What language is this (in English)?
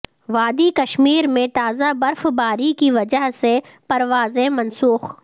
Urdu